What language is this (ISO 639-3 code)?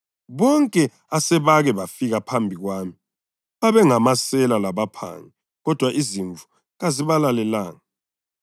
nde